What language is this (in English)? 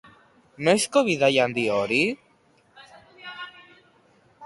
Basque